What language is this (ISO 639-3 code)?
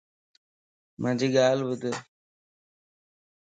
lss